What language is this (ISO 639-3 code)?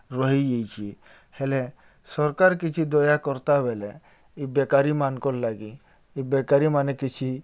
ori